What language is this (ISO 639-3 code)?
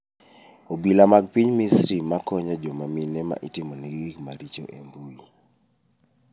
luo